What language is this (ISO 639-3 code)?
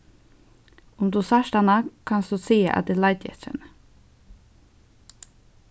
fao